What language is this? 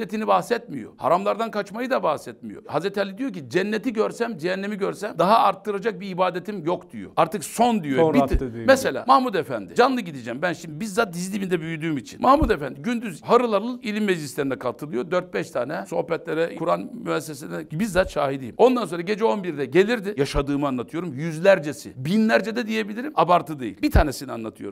Turkish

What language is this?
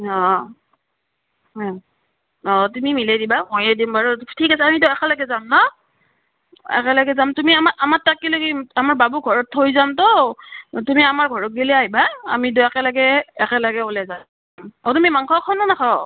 Assamese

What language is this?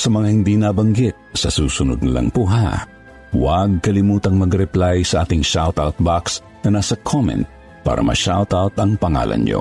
Filipino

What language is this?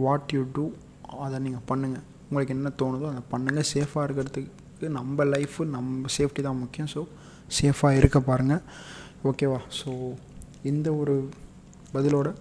Tamil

